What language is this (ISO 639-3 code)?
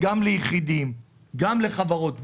heb